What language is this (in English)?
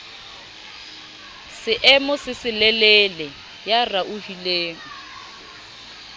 Southern Sotho